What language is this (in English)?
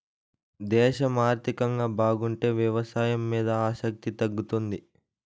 Telugu